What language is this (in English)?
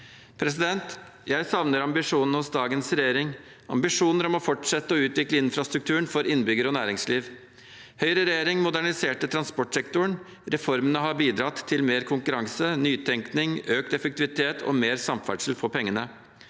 Norwegian